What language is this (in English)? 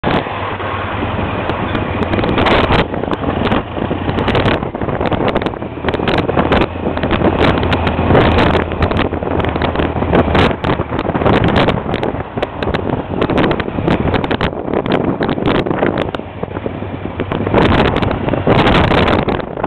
Greek